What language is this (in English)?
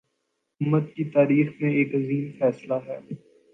Urdu